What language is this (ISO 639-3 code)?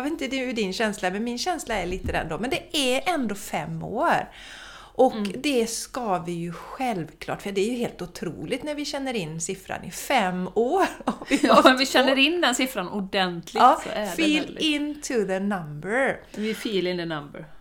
swe